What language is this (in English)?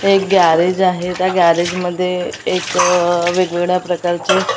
Marathi